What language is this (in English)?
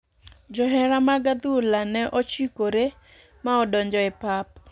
Luo (Kenya and Tanzania)